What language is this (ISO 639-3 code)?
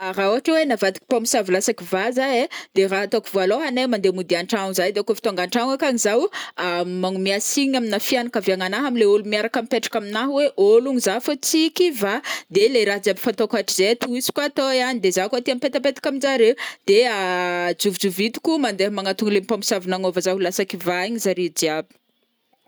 bmm